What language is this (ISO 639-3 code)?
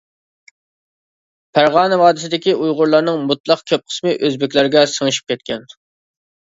uig